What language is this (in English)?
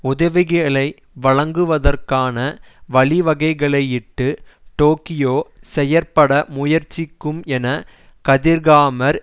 Tamil